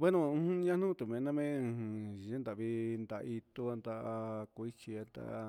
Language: Huitepec Mixtec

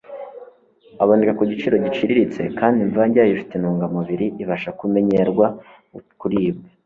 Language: Kinyarwanda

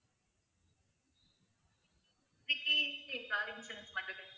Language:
Tamil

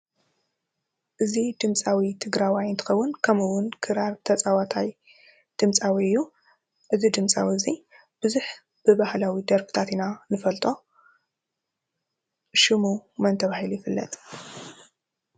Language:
Tigrinya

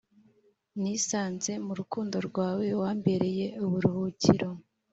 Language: Kinyarwanda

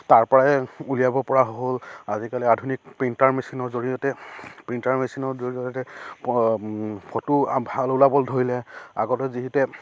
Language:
Assamese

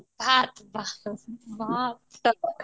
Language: Odia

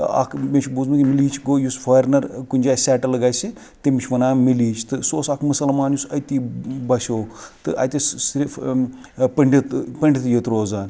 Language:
Kashmiri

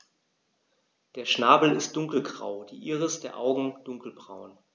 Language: German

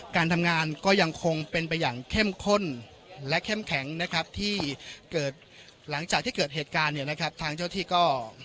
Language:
Thai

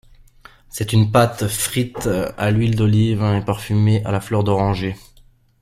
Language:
French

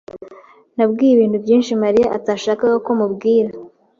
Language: Kinyarwanda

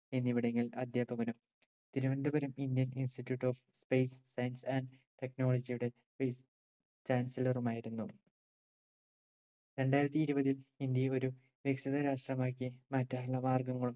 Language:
Malayalam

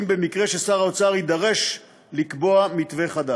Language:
Hebrew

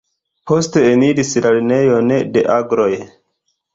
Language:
Esperanto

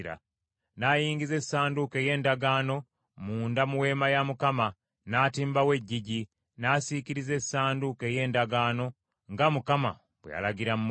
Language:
Ganda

